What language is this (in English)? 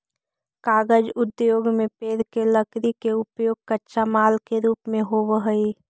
Magahi